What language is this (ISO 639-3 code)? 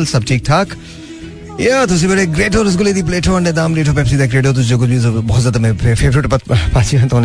hin